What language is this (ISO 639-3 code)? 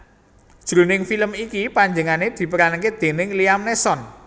jav